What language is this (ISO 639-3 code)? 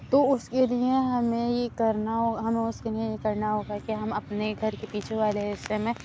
urd